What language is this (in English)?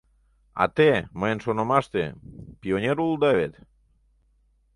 Mari